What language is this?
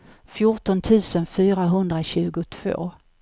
Swedish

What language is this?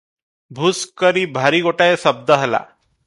Odia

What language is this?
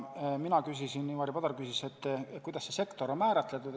Estonian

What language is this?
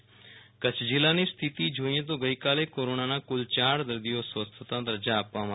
Gujarati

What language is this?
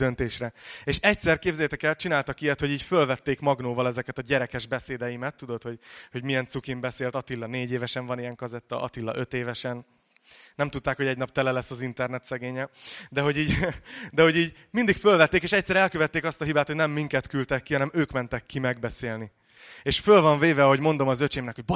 Hungarian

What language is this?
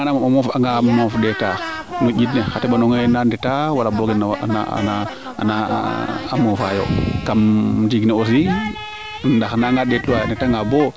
Serer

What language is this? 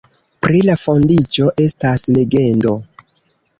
Esperanto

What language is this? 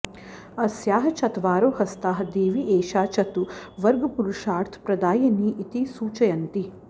Sanskrit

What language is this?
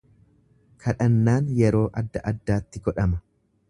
Oromo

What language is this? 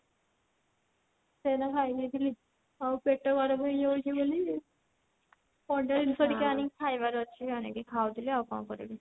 Odia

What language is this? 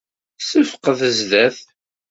Kabyle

